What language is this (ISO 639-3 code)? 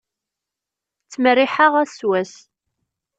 kab